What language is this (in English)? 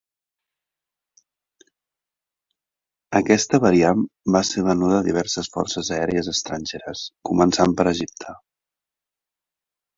Catalan